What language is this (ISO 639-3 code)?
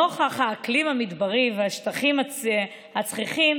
heb